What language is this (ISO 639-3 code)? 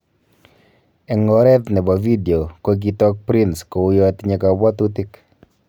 kln